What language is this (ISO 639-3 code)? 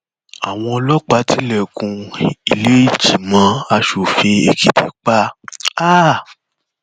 yor